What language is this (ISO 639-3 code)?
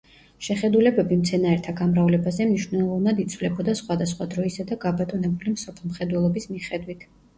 kat